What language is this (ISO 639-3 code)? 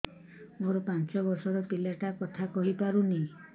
ori